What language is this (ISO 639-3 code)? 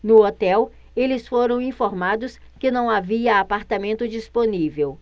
por